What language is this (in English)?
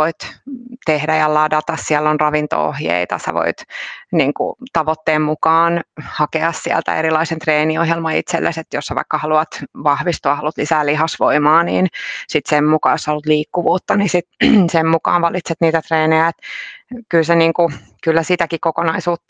Finnish